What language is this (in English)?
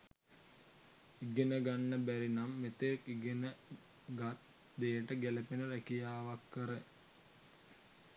Sinhala